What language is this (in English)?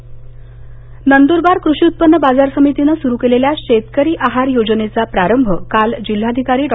Marathi